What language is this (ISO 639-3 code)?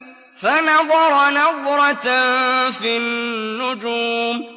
ara